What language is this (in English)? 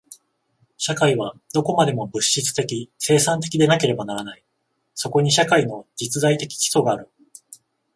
Japanese